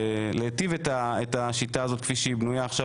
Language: Hebrew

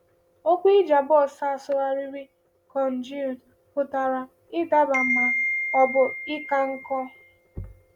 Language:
Igbo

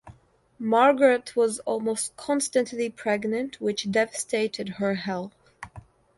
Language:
English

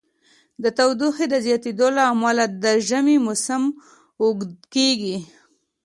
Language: Pashto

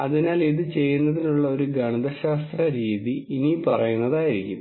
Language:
Malayalam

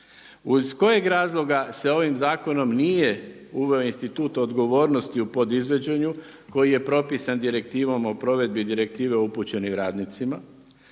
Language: Croatian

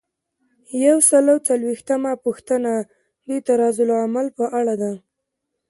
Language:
Pashto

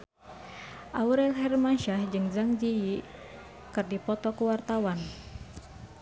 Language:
Sundanese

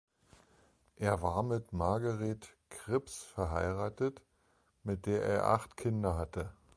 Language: German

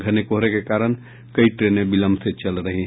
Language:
Hindi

